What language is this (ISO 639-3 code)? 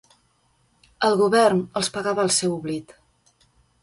cat